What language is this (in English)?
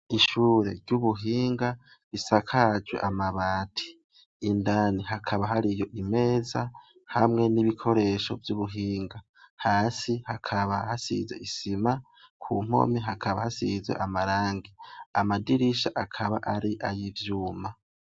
Rundi